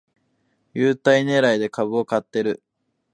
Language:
Japanese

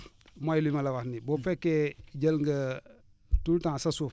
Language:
Wolof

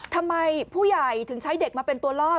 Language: Thai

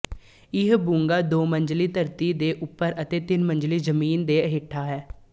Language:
Punjabi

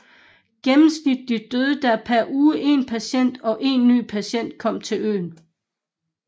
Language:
Danish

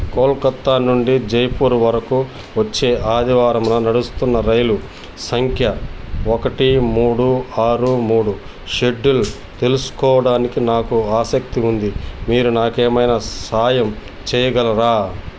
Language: Telugu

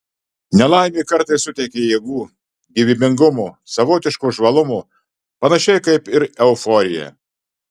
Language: Lithuanian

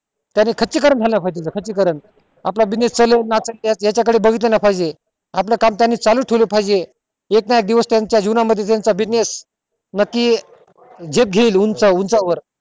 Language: Marathi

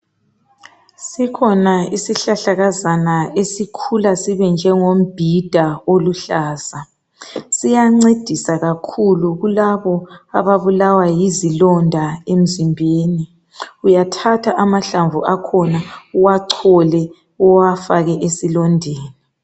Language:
North Ndebele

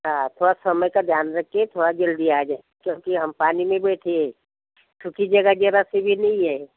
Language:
Hindi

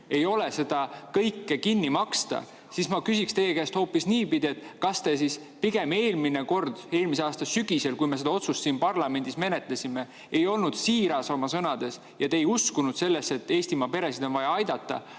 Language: Estonian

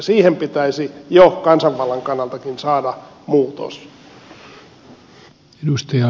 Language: Finnish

